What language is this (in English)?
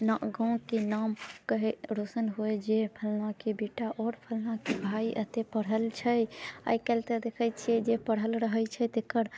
Maithili